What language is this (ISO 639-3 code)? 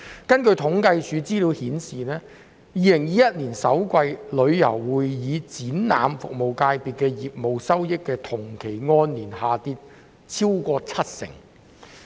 yue